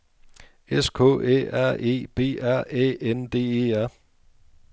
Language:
Danish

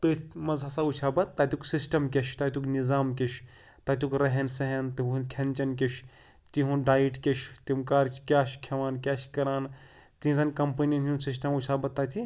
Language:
Kashmiri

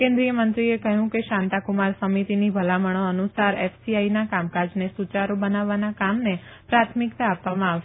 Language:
Gujarati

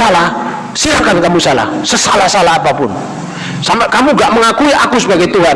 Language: Indonesian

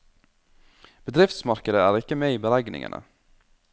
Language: Norwegian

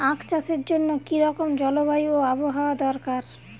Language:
Bangla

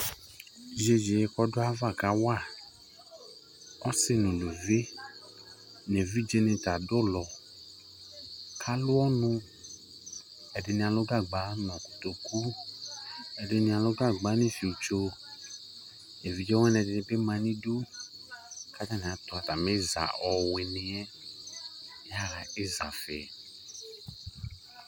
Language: Ikposo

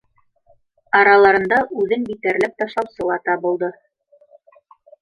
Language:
Bashkir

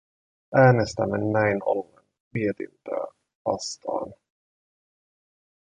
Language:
Finnish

